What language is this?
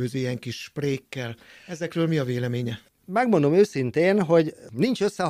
Hungarian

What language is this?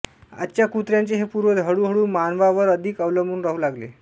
Marathi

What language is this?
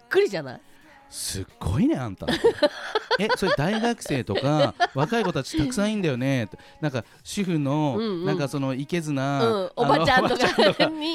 Japanese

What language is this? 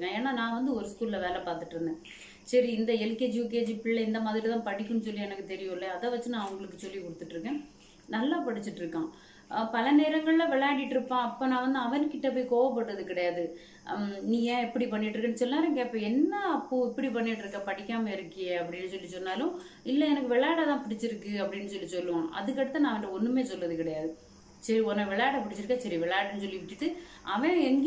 Hindi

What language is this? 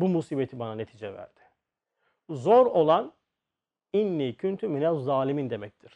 Turkish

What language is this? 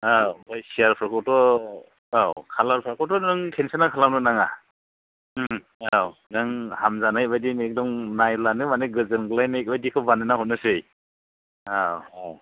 Bodo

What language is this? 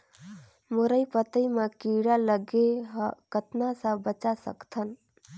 Chhattisgarhi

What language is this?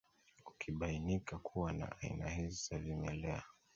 Swahili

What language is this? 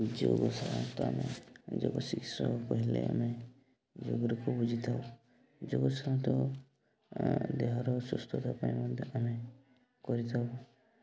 Odia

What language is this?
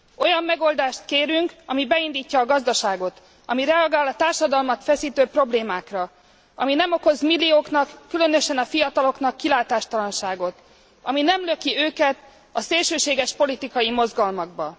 Hungarian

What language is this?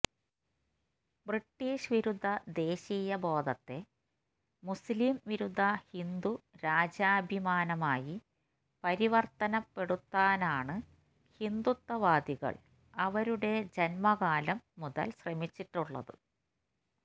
Malayalam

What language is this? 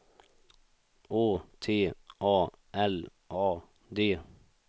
Swedish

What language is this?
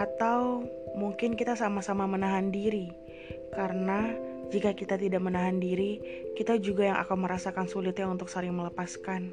Indonesian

